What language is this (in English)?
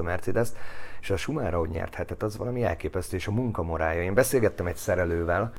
Hungarian